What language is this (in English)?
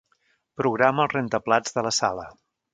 Catalan